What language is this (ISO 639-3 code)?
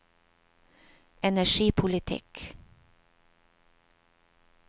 nor